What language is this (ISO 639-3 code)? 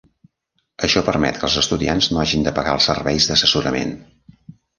cat